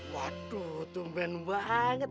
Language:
Indonesian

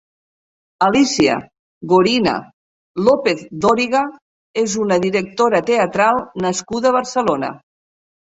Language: Catalan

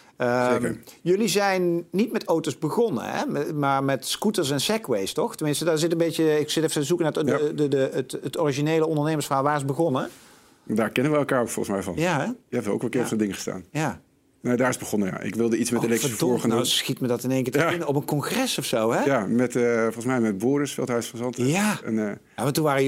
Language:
Dutch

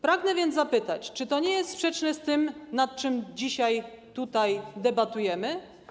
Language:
Polish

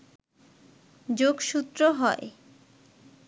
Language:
Bangla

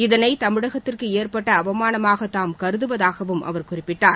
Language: Tamil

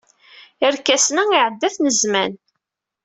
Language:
Kabyle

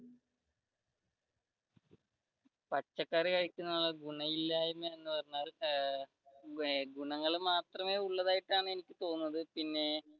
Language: Malayalam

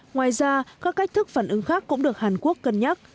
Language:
Vietnamese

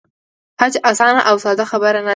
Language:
Pashto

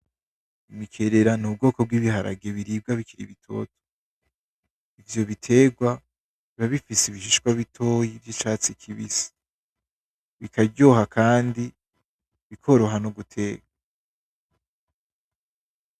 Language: Rundi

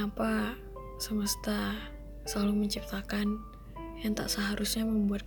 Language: Indonesian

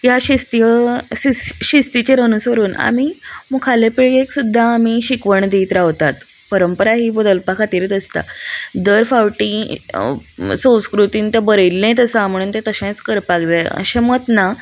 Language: Konkani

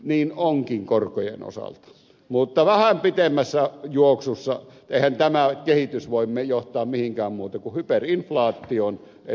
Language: Finnish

